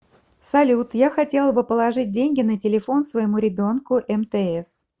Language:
Russian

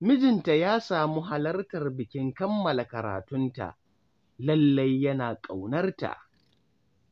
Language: Hausa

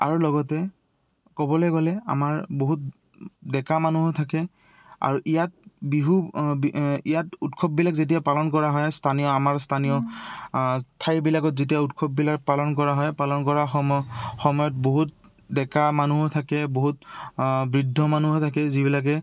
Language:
Assamese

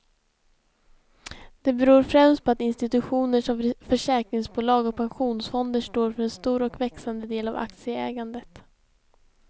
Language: Swedish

